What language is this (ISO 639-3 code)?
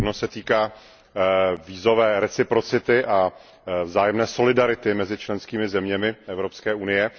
ces